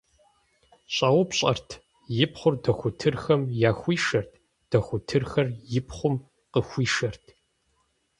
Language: Kabardian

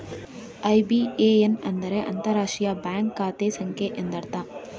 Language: Kannada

